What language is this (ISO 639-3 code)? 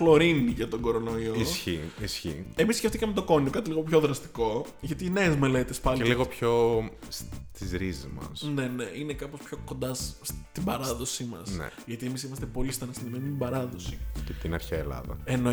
ell